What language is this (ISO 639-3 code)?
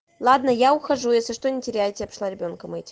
rus